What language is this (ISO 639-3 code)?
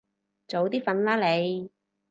yue